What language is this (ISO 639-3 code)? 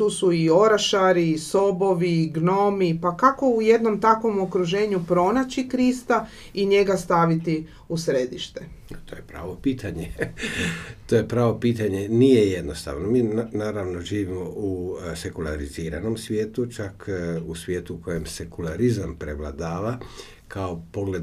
hrv